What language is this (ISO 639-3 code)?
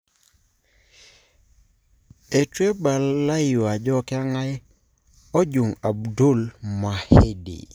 mas